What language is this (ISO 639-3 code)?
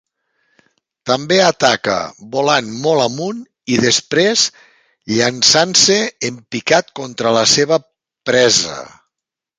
cat